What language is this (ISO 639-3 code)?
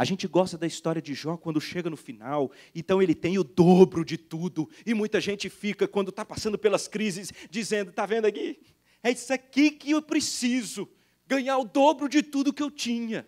por